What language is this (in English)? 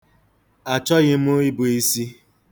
Igbo